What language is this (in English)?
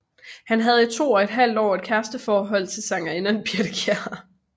Danish